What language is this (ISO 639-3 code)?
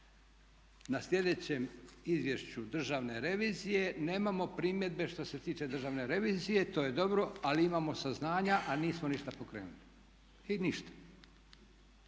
hrv